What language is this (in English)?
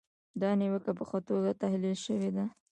Pashto